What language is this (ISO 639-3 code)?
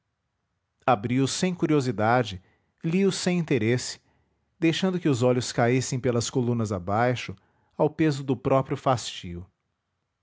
por